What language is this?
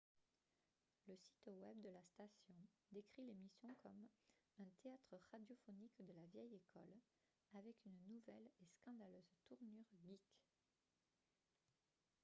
French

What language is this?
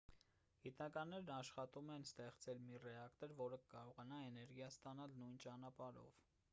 Armenian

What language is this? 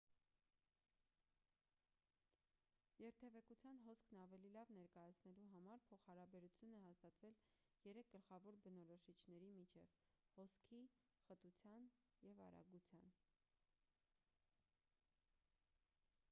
Armenian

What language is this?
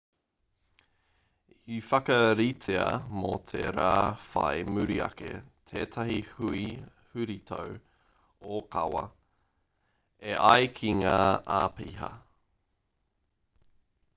Māori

